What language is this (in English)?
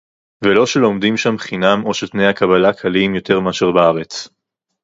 Hebrew